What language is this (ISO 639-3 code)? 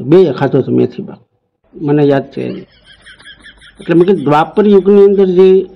guj